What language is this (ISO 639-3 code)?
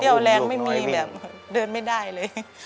tha